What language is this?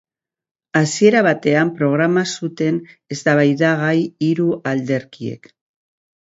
Basque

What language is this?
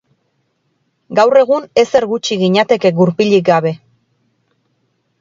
Basque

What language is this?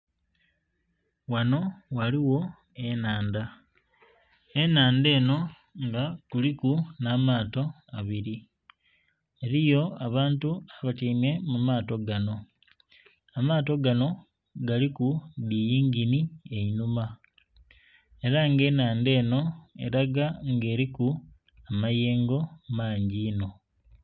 Soga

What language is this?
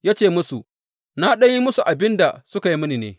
Hausa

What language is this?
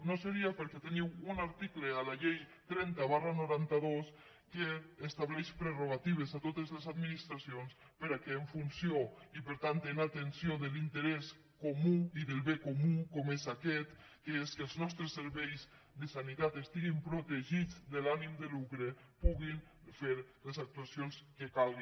Catalan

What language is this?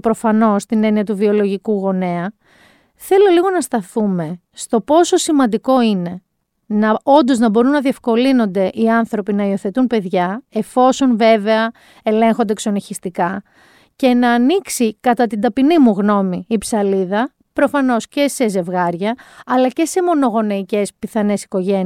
Greek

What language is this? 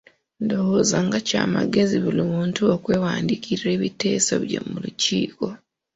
Ganda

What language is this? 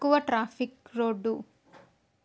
Telugu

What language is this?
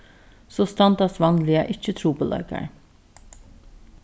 Faroese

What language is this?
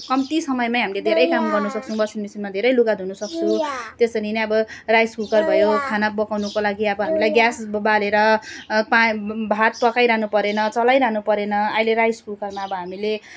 Nepali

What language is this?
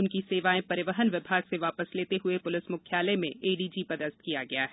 Hindi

